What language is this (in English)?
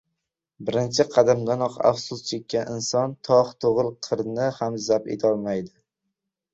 Uzbek